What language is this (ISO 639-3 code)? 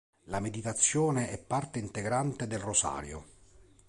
ita